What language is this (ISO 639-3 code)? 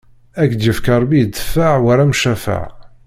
kab